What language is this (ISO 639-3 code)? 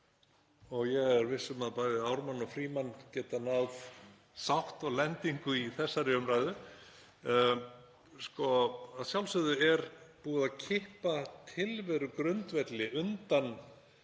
isl